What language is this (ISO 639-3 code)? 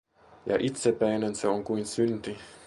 fin